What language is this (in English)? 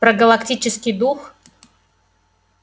Russian